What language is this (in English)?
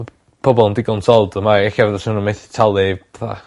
Welsh